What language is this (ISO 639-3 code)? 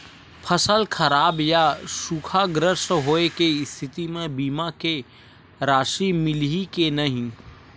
hne